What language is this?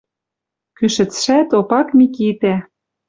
Western Mari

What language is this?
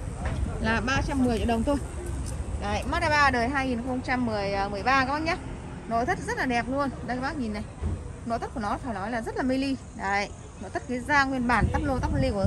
Vietnamese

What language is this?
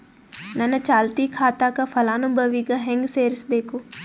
Kannada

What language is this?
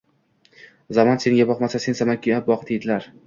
Uzbek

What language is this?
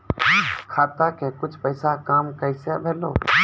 Maithili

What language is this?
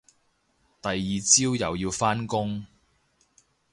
Cantonese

